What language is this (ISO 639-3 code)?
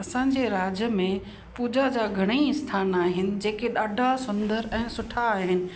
snd